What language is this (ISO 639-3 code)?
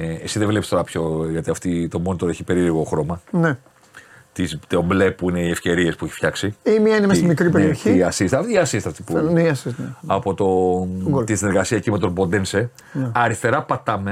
ell